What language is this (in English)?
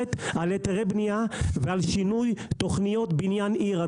Hebrew